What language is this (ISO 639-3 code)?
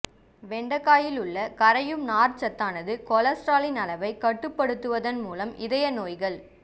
tam